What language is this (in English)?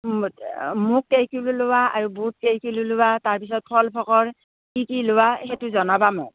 Assamese